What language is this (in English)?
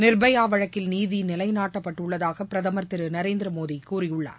Tamil